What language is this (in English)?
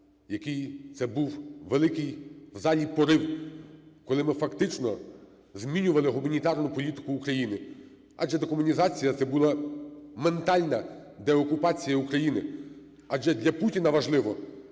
Ukrainian